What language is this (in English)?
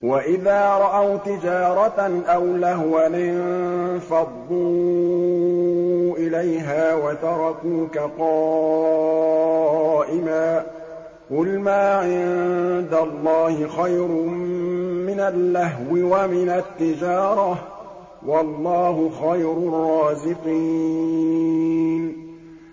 Arabic